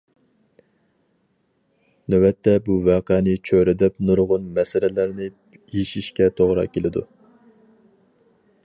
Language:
Uyghur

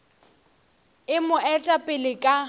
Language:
Northern Sotho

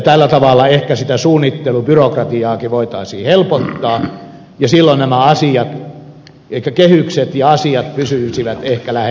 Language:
Finnish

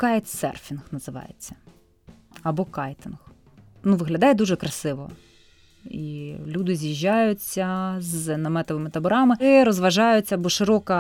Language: Ukrainian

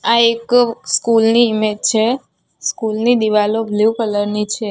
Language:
Gujarati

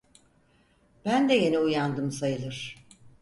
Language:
Turkish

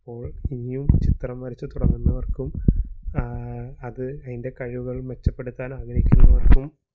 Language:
Malayalam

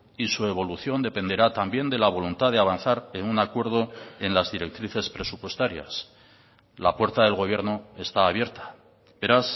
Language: Spanish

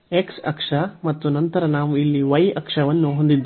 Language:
Kannada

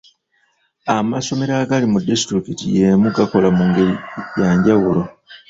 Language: Ganda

